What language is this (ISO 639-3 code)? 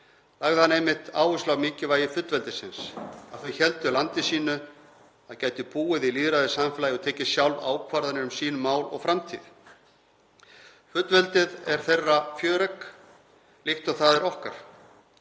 isl